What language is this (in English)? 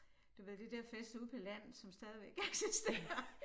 Danish